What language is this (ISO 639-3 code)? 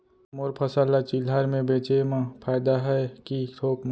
hne